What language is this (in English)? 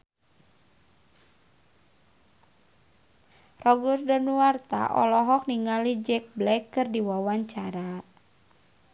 Sundanese